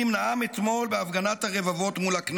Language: Hebrew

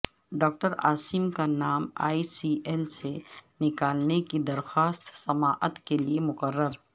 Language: Urdu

